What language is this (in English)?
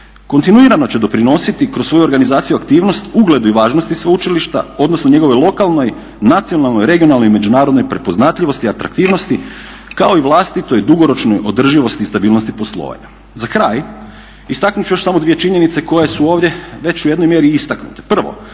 Croatian